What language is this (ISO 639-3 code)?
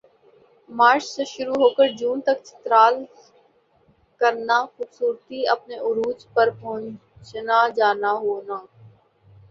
urd